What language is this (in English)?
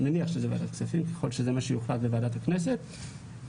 Hebrew